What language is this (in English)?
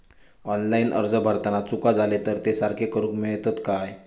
Marathi